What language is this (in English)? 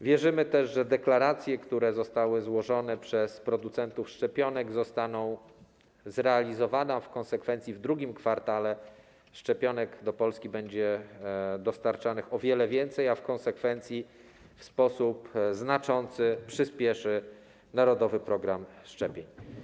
Polish